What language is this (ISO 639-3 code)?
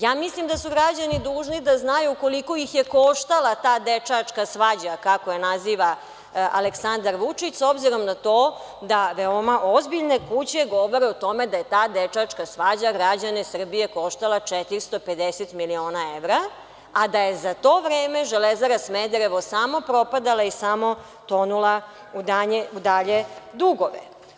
srp